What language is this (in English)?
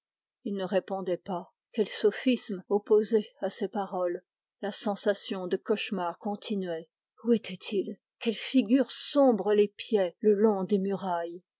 French